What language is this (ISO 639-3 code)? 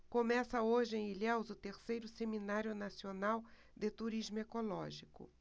por